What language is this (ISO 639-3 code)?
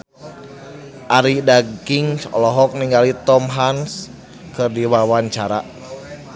sun